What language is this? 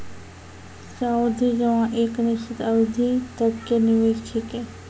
Maithili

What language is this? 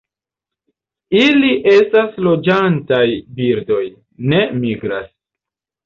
Esperanto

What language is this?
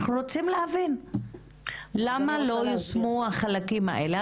Hebrew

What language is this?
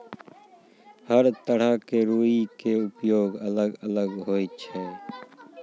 Maithili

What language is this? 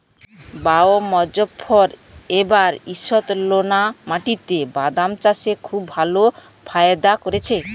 Bangla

